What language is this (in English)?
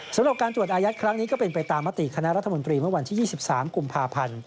Thai